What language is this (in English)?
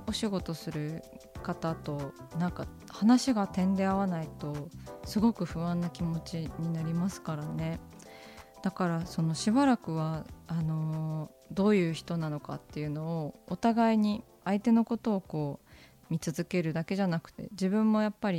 Japanese